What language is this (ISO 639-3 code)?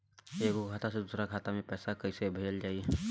bho